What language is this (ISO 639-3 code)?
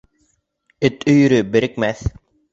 bak